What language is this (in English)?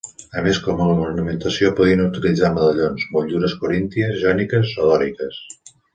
Catalan